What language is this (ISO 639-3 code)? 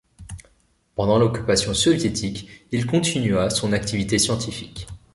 fra